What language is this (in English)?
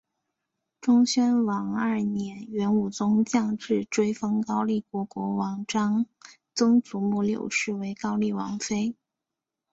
Chinese